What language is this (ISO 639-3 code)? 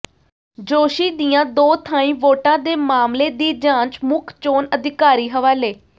pan